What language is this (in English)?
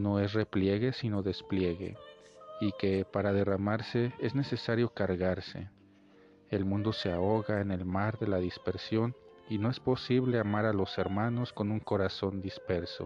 Spanish